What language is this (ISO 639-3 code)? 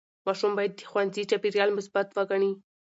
pus